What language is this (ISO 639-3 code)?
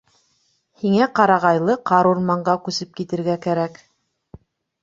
bak